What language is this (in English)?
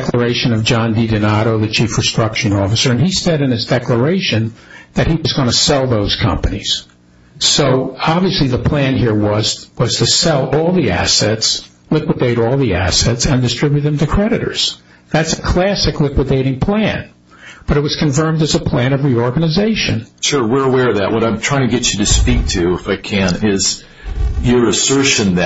English